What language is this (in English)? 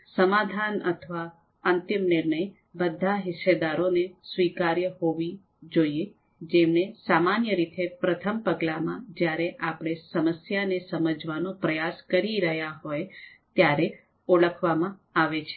Gujarati